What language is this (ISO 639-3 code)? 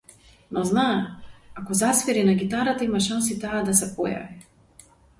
mkd